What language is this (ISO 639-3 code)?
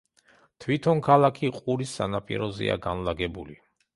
kat